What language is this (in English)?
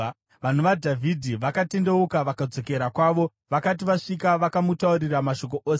Shona